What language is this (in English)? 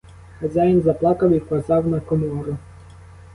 Ukrainian